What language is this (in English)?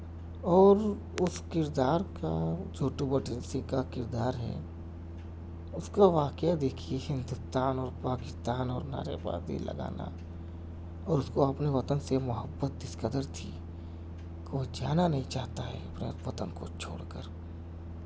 Urdu